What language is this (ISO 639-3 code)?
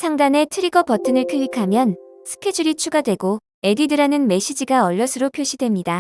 kor